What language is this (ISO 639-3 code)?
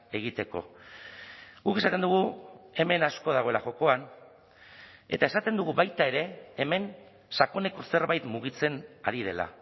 eus